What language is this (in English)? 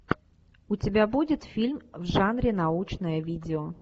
Russian